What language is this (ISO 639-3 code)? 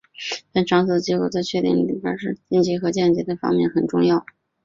zho